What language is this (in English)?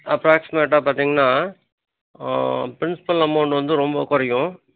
Tamil